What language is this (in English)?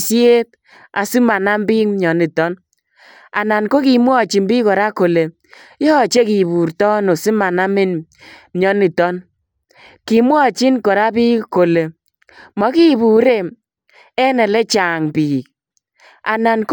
Kalenjin